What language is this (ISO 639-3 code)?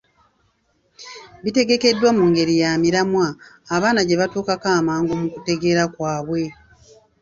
lug